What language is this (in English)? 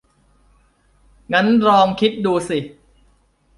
Thai